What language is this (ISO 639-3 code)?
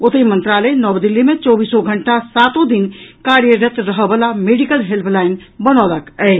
mai